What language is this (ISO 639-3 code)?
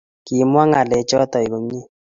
kln